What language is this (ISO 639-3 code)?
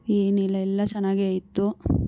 kan